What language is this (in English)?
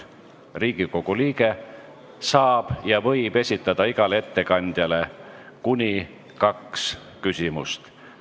Estonian